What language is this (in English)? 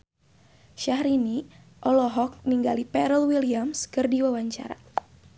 Sundanese